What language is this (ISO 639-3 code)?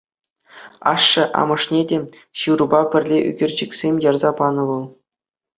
chv